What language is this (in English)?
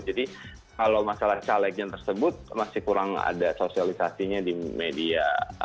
Indonesian